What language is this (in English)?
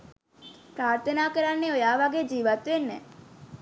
Sinhala